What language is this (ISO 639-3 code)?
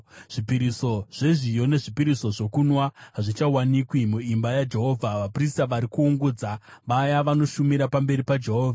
sna